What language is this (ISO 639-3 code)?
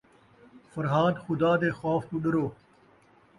skr